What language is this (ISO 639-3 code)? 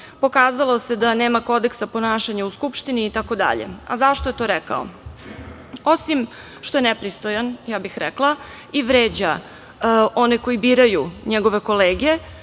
srp